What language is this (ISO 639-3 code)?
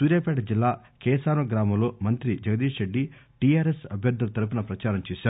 tel